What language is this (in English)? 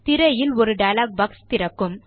Tamil